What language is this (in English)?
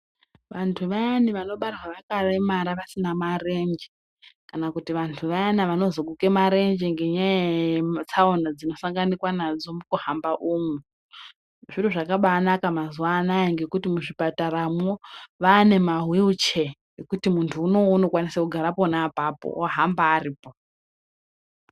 Ndau